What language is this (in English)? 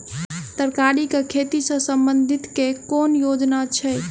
Maithili